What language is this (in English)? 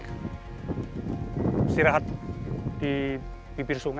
Indonesian